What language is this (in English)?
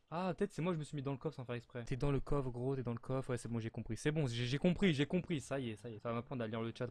French